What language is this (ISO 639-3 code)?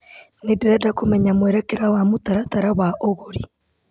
kik